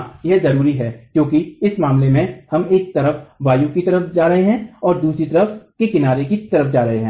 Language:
Hindi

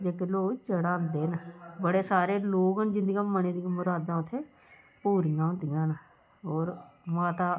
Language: Dogri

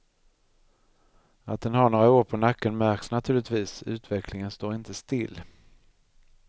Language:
Swedish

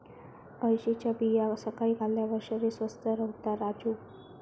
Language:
Marathi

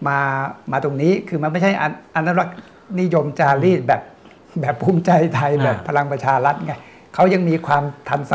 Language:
Thai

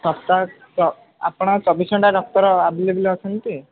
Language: Odia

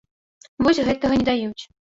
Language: Belarusian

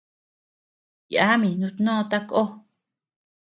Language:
Tepeuxila Cuicatec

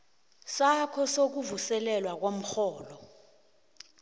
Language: South Ndebele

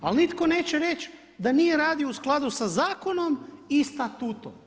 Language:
Croatian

